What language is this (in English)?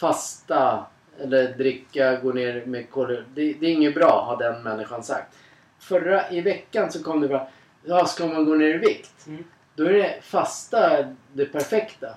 Swedish